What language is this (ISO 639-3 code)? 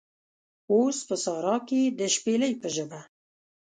pus